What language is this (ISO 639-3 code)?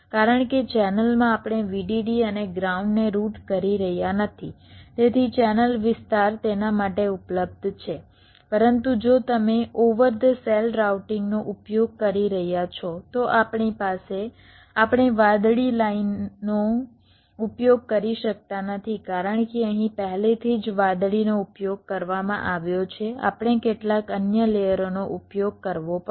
guj